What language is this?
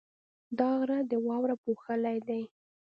Pashto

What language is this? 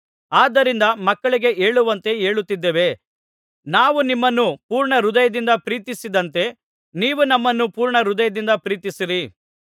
Kannada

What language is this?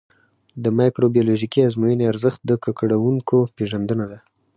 Pashto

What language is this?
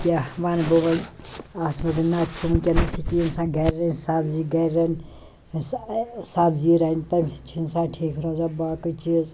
Kashmiri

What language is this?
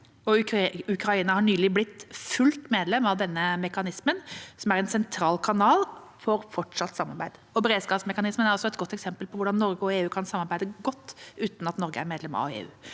Norwegian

